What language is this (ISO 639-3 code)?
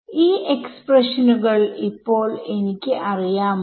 mal